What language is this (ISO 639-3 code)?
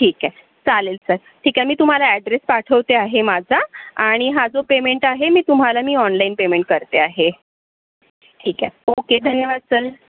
mar